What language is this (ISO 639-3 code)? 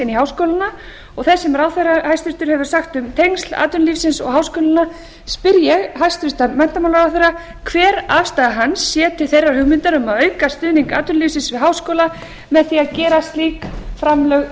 isl